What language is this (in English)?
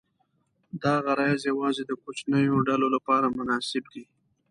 Pashto